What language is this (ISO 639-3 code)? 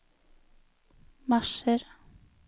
nor